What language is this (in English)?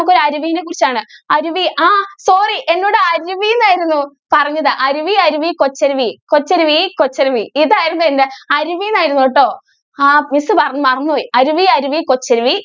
Malayalam